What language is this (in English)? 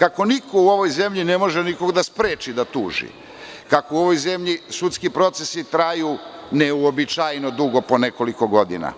Serbian